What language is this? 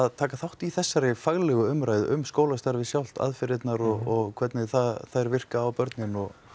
Icelandic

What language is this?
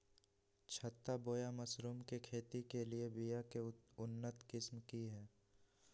Magahi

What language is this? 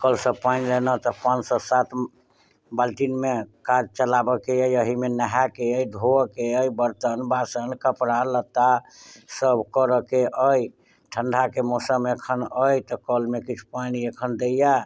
Maithili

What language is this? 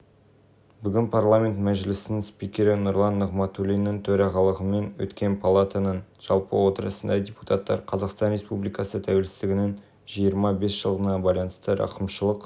Kazakh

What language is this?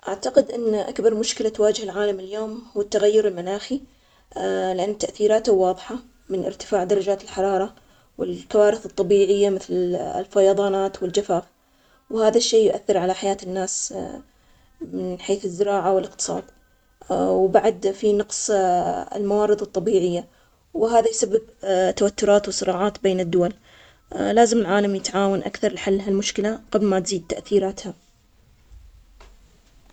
Omani Arabic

